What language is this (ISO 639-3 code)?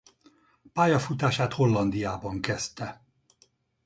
hun